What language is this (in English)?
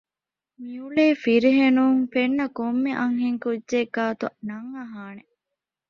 Divehi